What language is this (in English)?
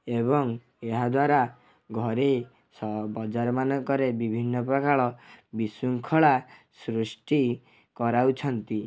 Odia